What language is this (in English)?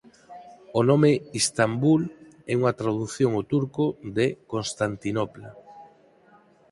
Galician